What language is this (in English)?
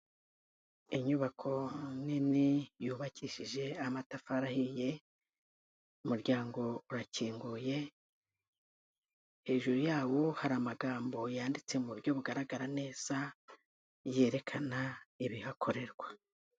Kinyarwanda